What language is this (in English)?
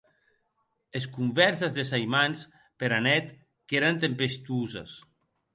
Occitan